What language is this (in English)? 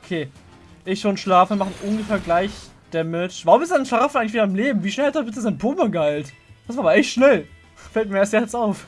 German